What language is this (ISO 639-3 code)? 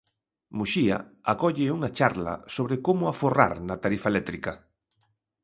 glg